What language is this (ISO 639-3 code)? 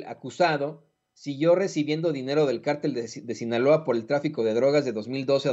spa